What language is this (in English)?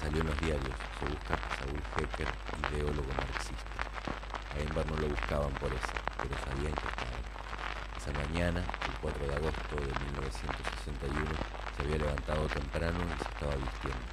Spanish